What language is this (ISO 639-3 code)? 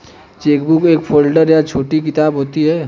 hin